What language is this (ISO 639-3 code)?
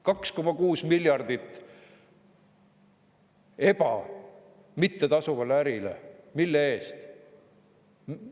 est